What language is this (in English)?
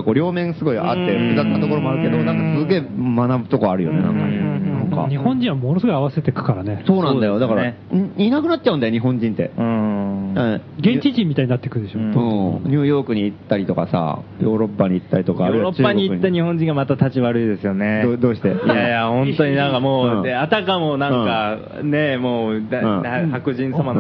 Japanese